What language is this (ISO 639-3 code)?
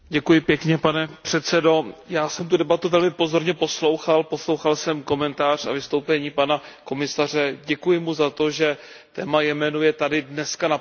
ces